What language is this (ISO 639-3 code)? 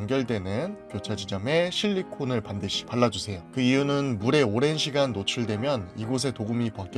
kor